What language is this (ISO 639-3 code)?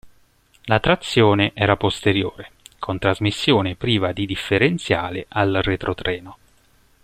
ita